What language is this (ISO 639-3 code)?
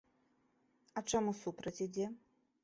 bel